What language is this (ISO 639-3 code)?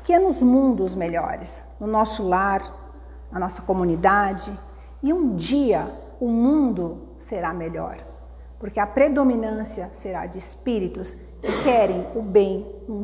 por